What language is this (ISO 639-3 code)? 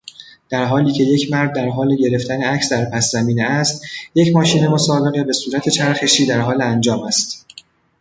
fas